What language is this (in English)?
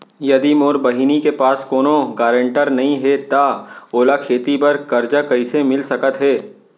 Chhattisgarhi